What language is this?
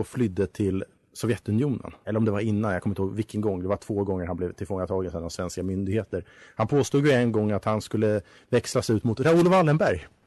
Swedish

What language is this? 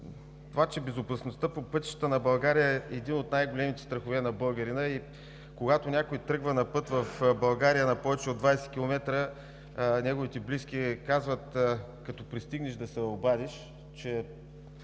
Bulgarian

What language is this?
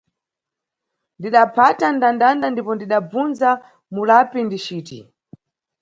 Nyungwe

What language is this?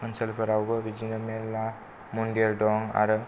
Bodo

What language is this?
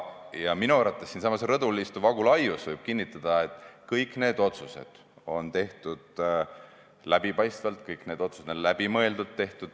Estonian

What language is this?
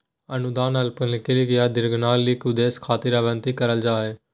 Magahi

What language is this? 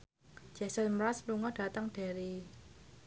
Javanese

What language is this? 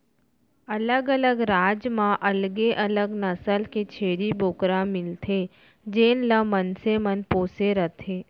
Chhattisgarhi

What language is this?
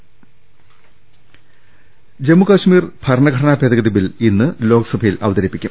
Malayalam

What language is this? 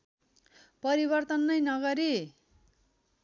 Nepali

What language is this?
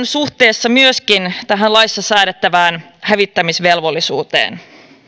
Finnish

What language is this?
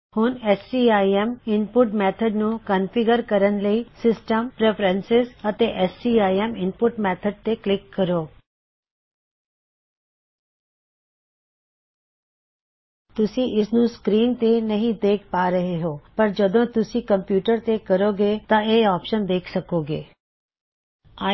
Punjabi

